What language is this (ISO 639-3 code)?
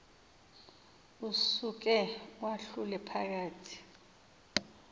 xho